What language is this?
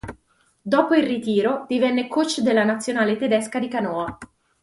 Italian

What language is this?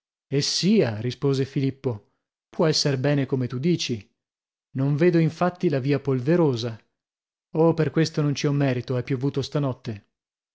Italian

